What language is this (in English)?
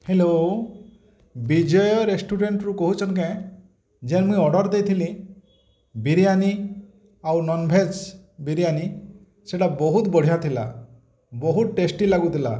Odia